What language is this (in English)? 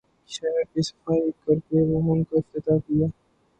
Urdu